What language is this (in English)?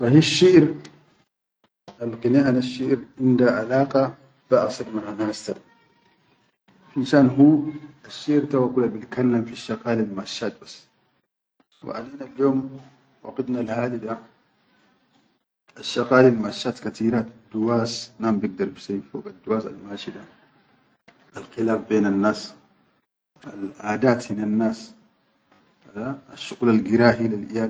Chadian Arabic